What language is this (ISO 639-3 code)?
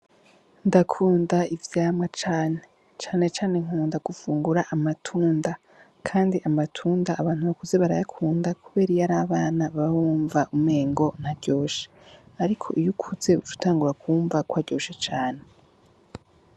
run